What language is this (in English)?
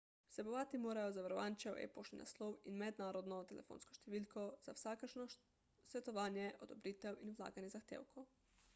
Slovenian